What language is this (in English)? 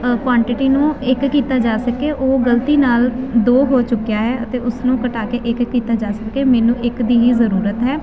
Punjabi